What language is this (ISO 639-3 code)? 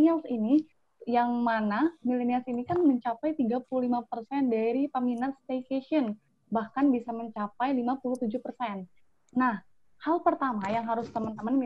ind